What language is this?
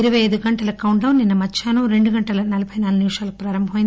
Telugu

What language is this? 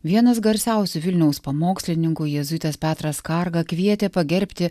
Lithuanian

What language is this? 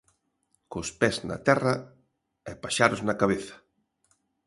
Galician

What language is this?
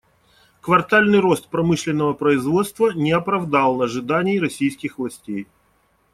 Russian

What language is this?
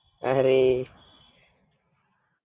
Gujarati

